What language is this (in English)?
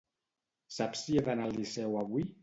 Catalan